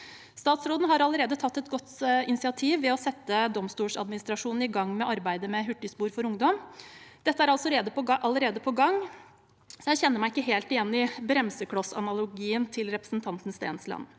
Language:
Norwegian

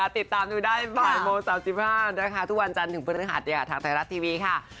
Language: Thai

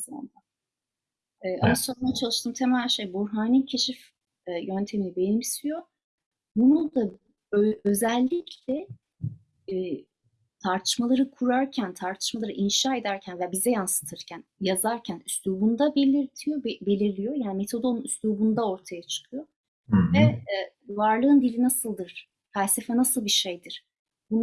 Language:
Turkish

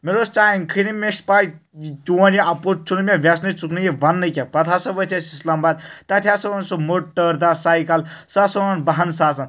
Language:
Kashmiri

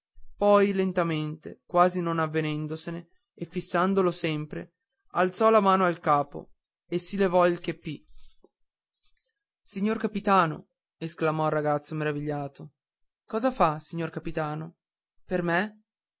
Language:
Italian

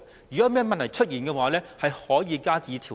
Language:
Cantonese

